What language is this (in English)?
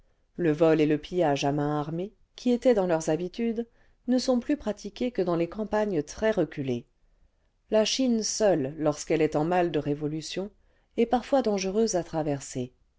French